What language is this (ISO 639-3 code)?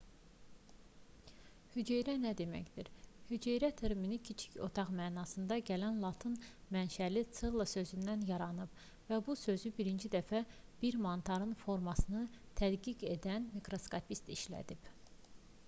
aze